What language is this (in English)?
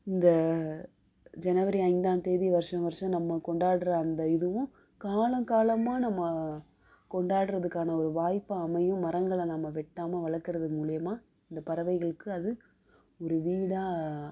Tamil